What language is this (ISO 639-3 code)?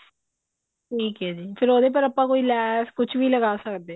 pan